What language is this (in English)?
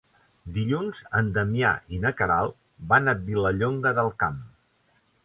Catalan